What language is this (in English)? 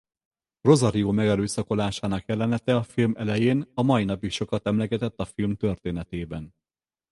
Hungarian